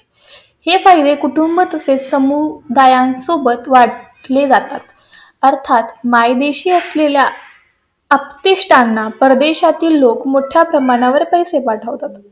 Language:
Marathi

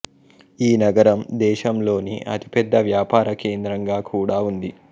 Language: Telugu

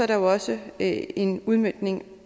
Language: Danish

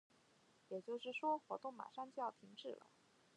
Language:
Chinese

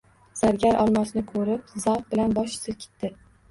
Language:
Uzbek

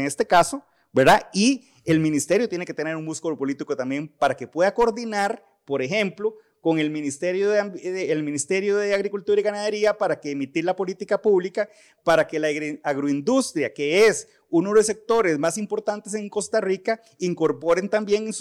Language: Spanish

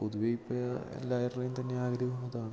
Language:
Malayalam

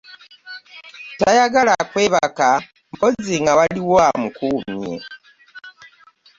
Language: Ganda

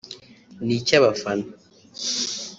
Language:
Kinyarwanda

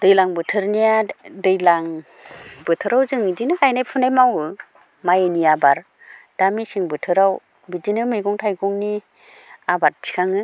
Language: Bodo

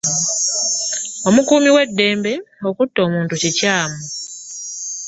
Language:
Ganda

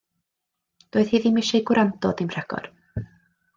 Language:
Welsh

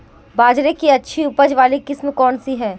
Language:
Hindi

